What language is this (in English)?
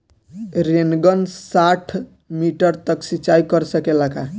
Bhojpuri